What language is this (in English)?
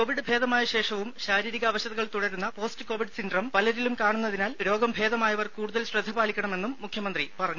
Malayalam